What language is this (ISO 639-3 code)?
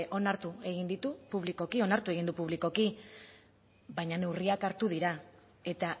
eus